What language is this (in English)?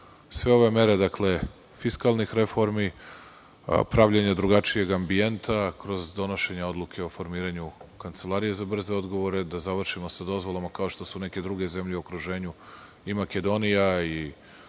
Serbian